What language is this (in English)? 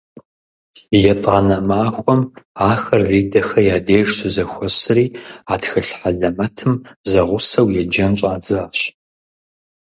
Kabardian